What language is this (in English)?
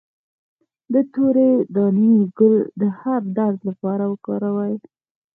Pashto